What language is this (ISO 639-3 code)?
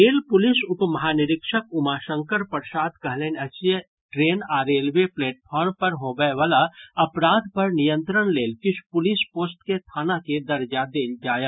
mai